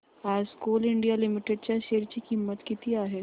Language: Marathi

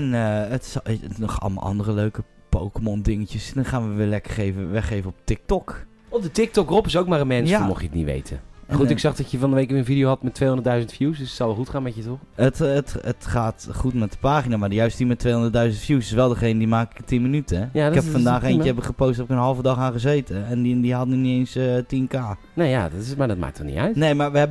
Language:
Dutch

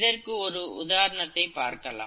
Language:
Tamil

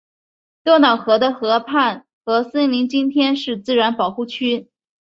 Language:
Chinese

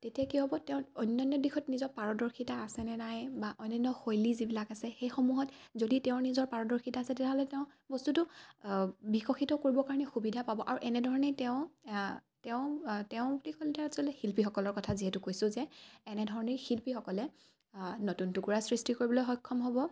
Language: Assamese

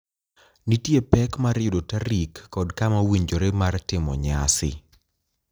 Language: Luo (Kenya and Tanzania)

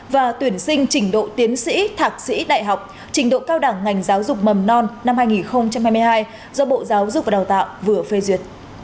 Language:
Vietnamese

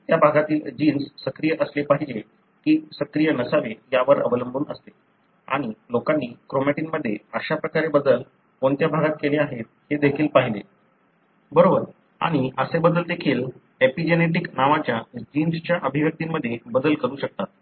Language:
Marathi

